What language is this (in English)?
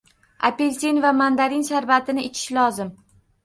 Uzbek